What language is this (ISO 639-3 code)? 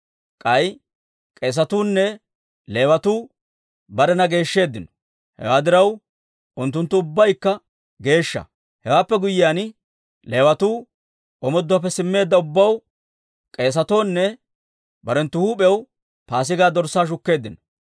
dwr